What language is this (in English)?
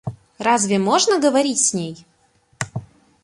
Russian